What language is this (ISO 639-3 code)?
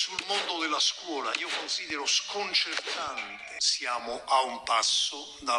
ita